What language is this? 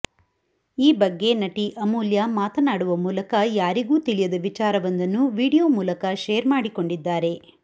Kannada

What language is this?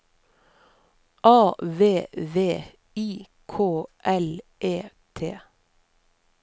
Norwegian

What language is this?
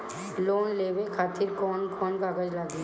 Bhojpuri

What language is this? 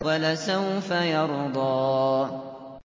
Arabic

